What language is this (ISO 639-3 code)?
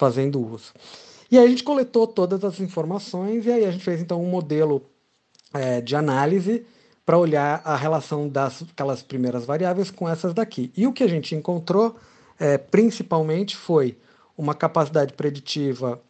por